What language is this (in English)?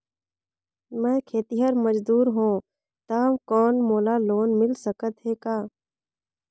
Chhattisgarhi